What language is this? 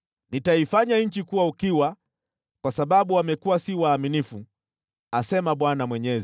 Swahili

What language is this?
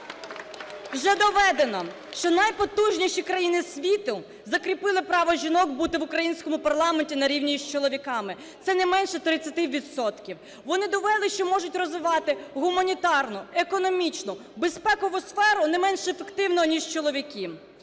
Ukrainian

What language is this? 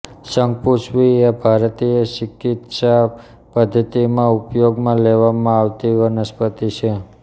Gujarati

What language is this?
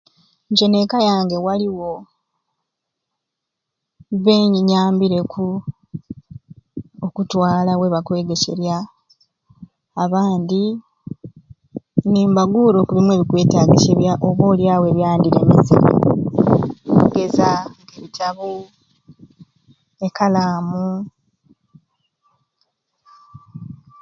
Ruuli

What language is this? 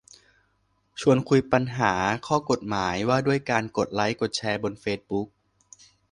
Thai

